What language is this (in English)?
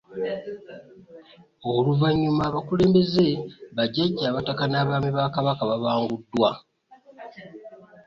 Ganda